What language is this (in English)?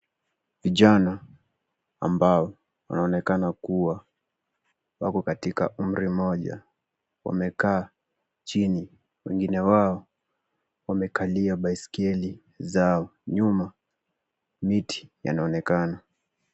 Swahili